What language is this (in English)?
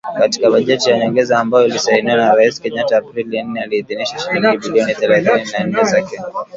Swahili